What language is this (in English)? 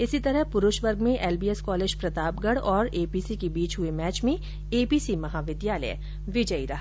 Hindi